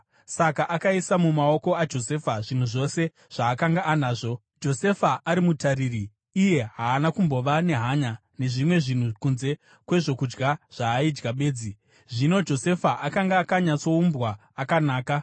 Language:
Shona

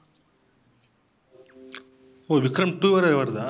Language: Tamil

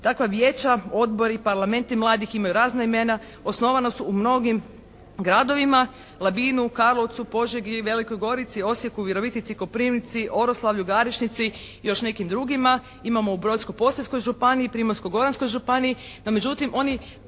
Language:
Croatian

